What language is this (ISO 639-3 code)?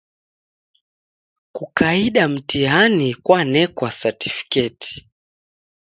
dav